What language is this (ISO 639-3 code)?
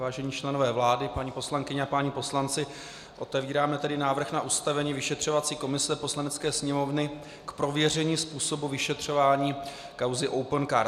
ces